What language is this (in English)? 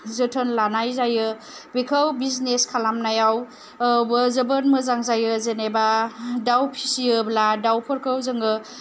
Bodo